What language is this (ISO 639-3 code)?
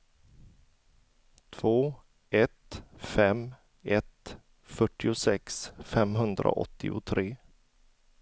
swe